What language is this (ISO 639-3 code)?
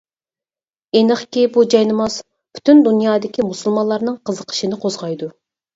uig